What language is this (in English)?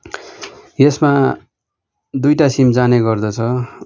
Nepali